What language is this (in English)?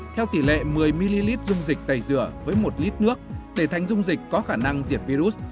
Vietnamese